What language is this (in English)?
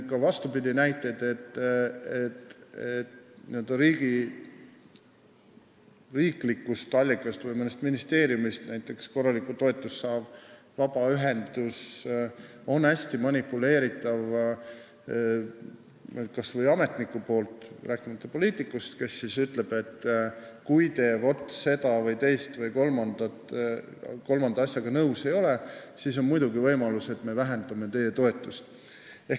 Estonian